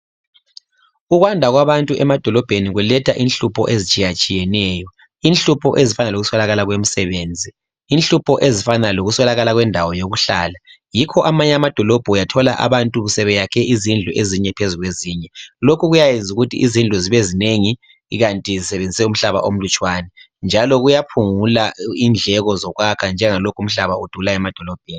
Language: North Ndebele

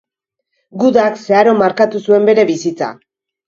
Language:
Basque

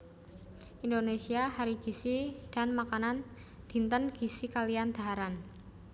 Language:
Javanese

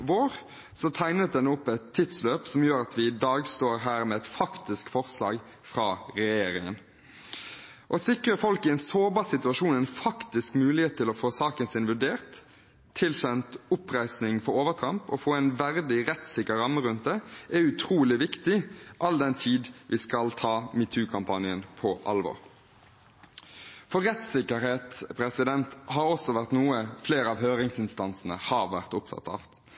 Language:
Norwegian Bokmål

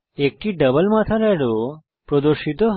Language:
Bangla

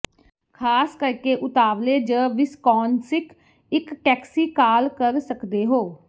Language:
Punjabi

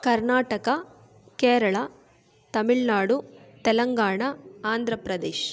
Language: Kannada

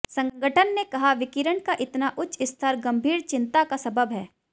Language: Hindi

